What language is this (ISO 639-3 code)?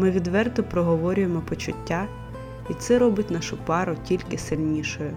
ukr